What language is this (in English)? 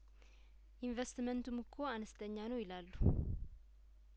Amharic